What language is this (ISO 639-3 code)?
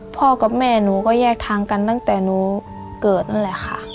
tha